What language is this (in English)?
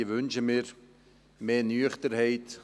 Swiss German